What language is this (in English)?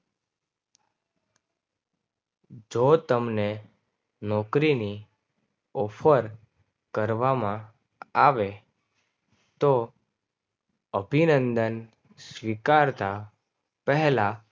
Gujarati